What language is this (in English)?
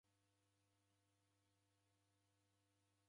Taita